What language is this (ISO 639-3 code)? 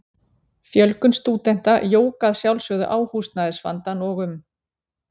isl